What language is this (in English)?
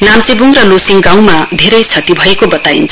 Nepali